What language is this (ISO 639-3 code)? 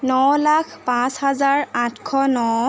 asm